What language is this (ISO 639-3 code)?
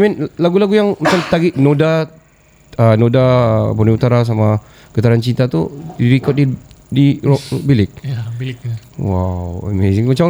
msa